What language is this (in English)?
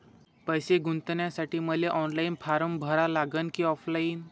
Marathi